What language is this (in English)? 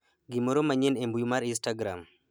Luo (Kenya and Tanzania)